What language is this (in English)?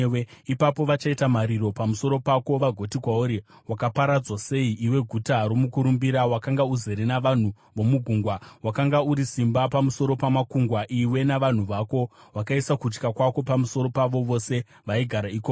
Shona